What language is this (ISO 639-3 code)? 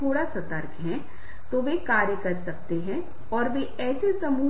hin